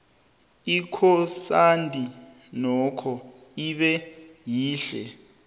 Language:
South Ndebele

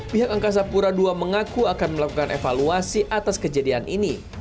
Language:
Indonesian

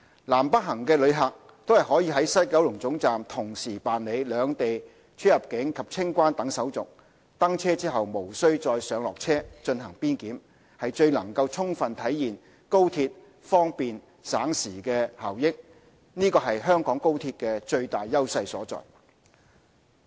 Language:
Cantonese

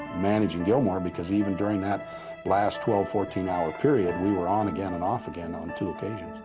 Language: English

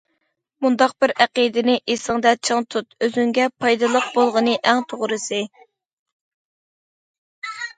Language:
Uyghur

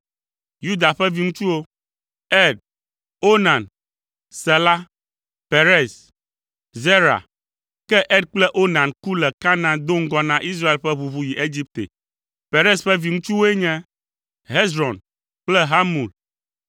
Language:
Ewe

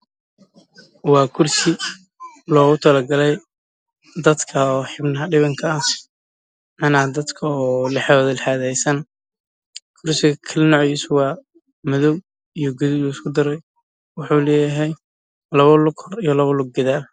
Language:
Somali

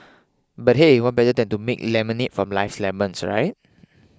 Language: English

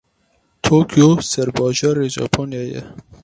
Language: Kurdish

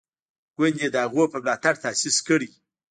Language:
Pashto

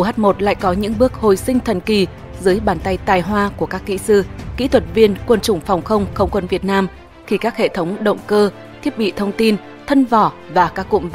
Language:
Vietnamese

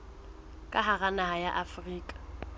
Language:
Southern Sotho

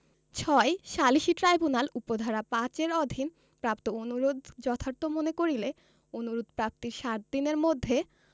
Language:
Bangla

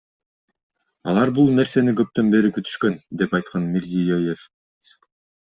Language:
Kyrgyz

